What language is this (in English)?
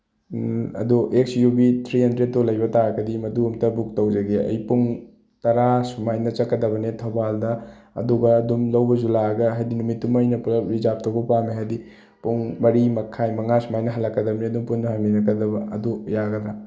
Manipuri